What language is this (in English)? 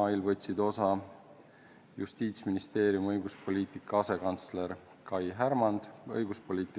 Estonian